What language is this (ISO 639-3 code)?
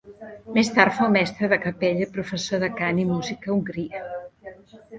cat